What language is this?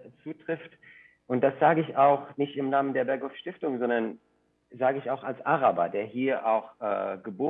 German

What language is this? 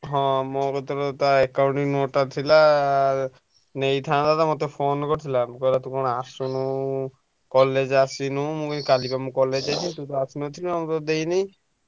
Odia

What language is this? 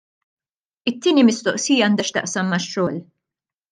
Maltese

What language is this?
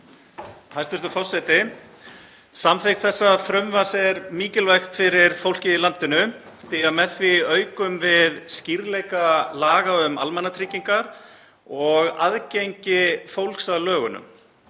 Icelandic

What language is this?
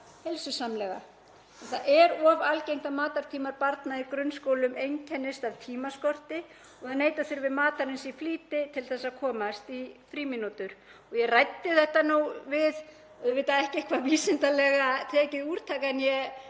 Icelandic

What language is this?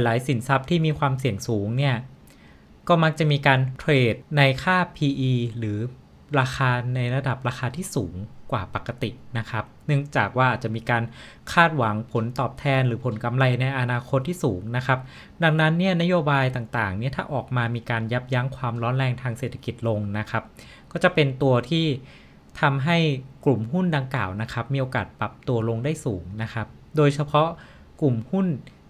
Thai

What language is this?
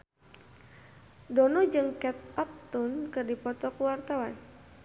Sundanese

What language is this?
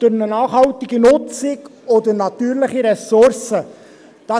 Swiss German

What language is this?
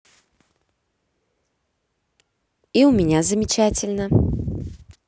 Russian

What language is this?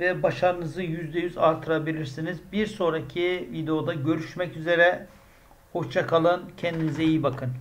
Turkish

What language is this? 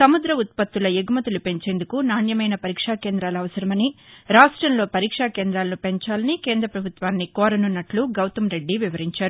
Telugu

